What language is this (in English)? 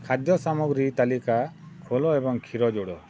Odia